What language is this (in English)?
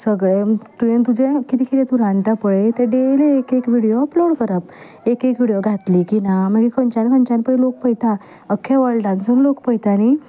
Konkani